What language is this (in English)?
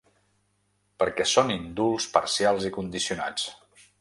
Catalan